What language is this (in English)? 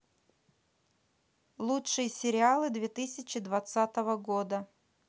Russian